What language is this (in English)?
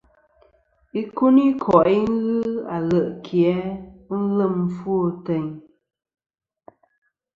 Kom